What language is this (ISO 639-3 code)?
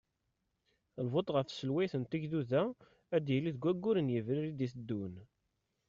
kab